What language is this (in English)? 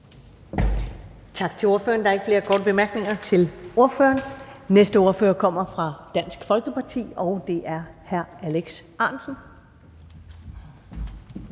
Danish